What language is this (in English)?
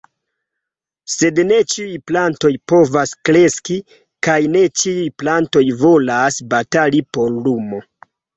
Esperanto